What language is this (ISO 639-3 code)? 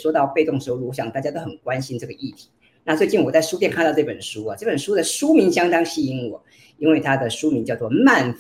zho